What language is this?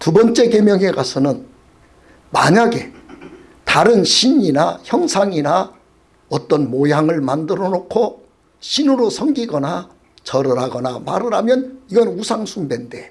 Korean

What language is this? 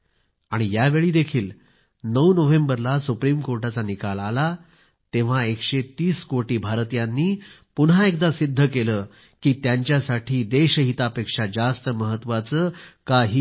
Marathi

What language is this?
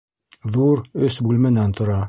Bashkir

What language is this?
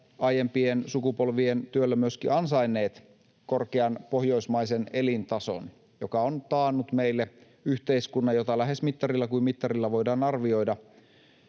Finnish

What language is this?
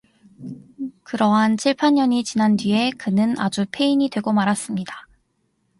Korean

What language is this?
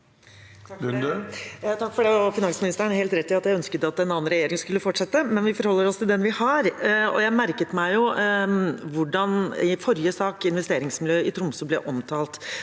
Norwegian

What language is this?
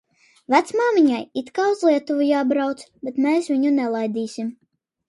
Latvian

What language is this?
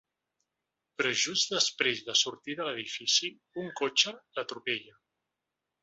Catalan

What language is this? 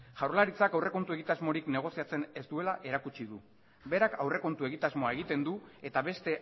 Basque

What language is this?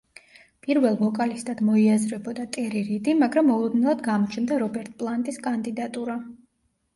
Georgian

